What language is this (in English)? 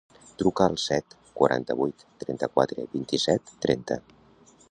Catalan